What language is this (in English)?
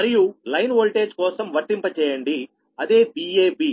Telugu